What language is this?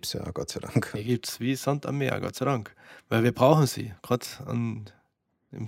German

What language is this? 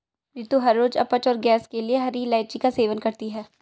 Hindi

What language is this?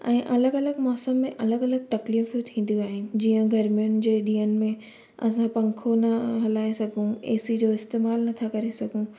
Sindhi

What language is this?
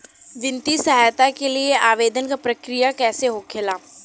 Bhojpuri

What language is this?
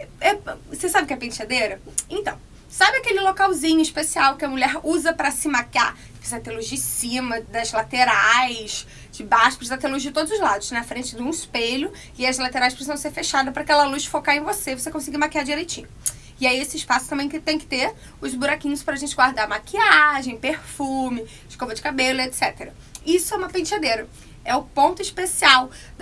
Portuguese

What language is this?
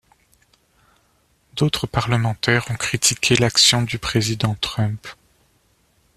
French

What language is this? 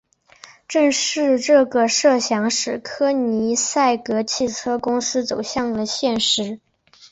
Chinese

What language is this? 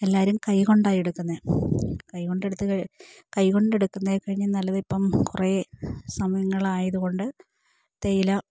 Malayalam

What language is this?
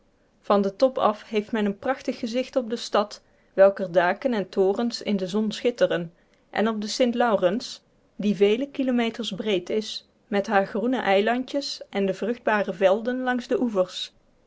Dutch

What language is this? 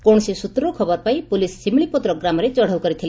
Odia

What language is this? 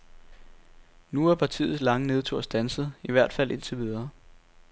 Danish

